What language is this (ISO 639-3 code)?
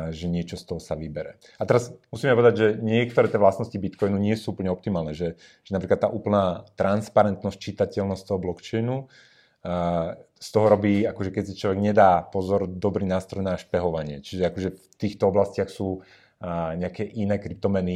slk